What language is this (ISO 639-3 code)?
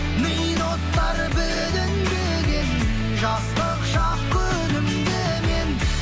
kaz